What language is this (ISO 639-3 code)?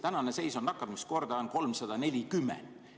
est